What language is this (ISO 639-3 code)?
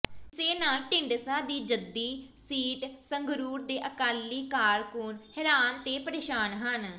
pan